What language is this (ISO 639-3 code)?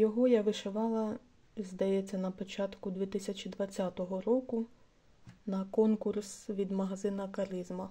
ukr